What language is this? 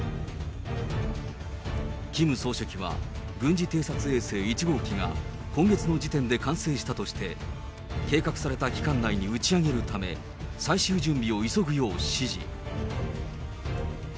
Japanese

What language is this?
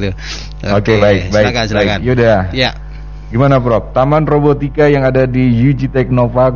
Indonesian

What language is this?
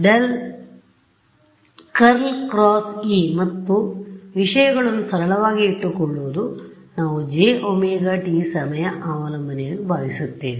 Kannada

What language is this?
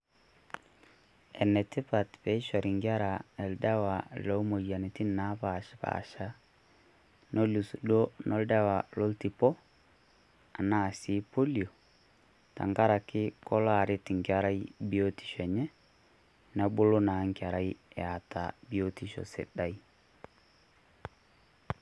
Masai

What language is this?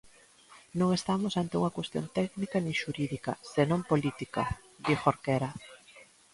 Galician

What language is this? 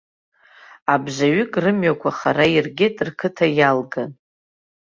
Abkhazian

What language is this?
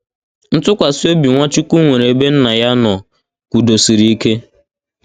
Igbo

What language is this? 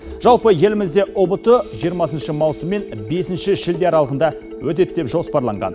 Kazakh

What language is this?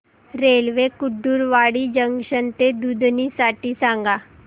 Marathi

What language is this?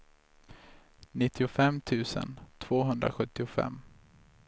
Swedish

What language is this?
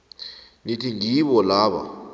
South Ndebele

